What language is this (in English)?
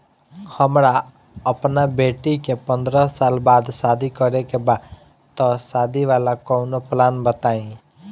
Bhojpuri